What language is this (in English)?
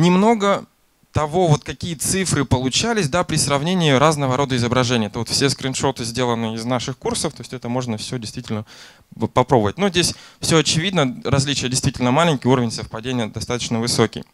Russian